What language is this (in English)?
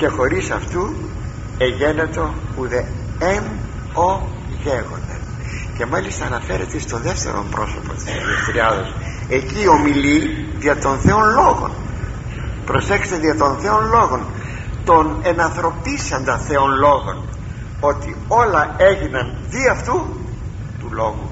Greek